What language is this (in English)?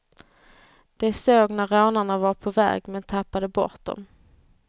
Swedish